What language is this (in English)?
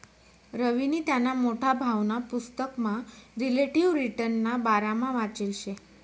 Marathi